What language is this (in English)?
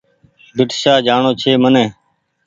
Goaria